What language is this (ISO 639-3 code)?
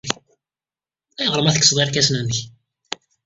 kab